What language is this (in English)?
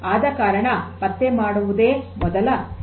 Kannada